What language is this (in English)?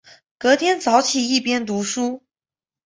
Chinese